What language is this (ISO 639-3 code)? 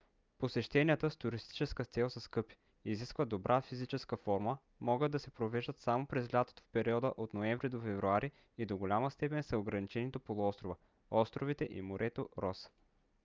bul